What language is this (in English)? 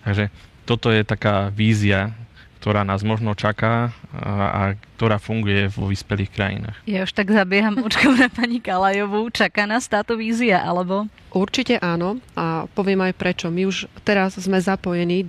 Slovak